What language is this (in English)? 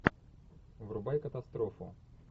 Russian